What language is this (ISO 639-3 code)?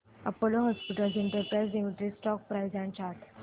mar